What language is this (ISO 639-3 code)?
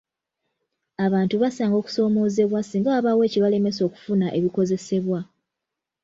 lug